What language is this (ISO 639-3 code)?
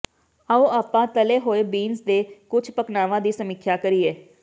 pan